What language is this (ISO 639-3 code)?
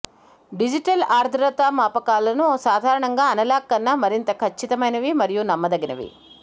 tel